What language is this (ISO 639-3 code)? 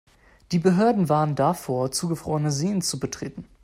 deu